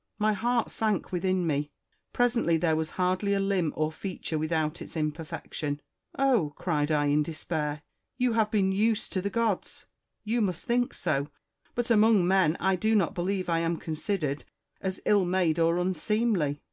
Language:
English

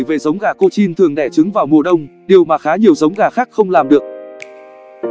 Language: Vietnamese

